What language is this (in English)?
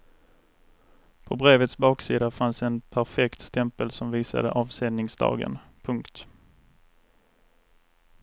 Swedish